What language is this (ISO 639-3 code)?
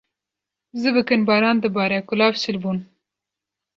kur